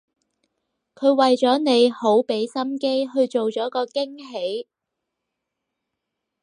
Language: Cantonese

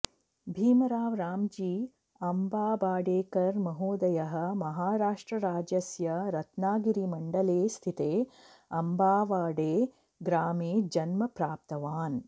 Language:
Sanskrit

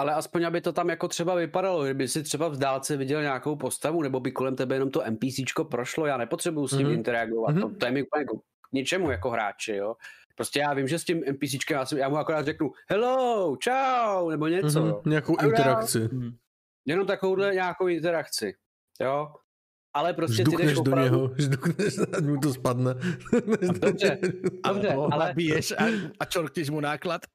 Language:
Czech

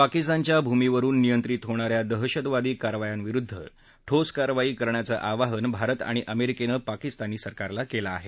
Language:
Marathi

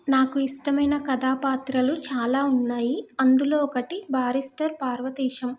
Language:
Telugu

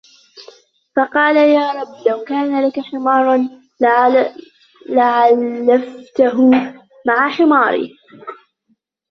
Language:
Arabic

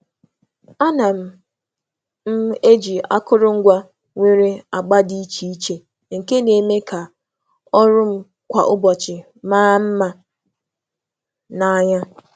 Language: Igbo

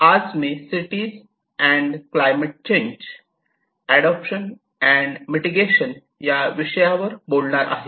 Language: Marathi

